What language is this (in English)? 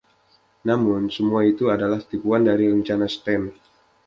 Indonesian